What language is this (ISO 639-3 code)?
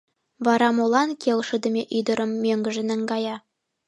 chm